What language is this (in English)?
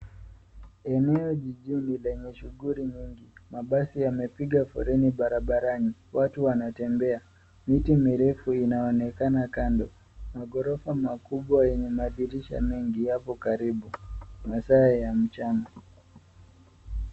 Swahili